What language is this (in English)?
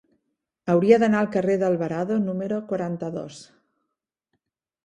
Catalan